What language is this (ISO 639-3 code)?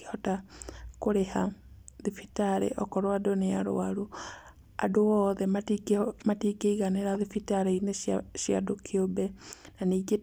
kik